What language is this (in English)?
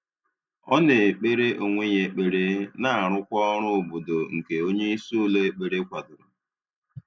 Igbo